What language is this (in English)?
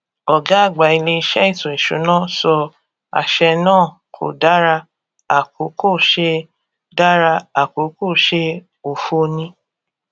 Yoruba